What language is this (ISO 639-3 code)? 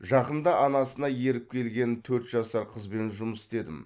kaz